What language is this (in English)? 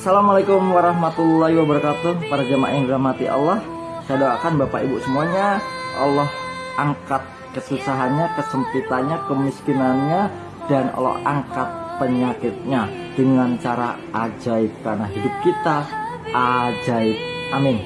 Indonesian